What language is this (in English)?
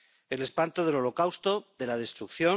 Spanish